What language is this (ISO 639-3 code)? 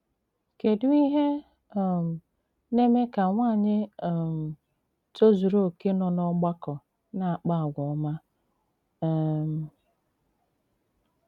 ibo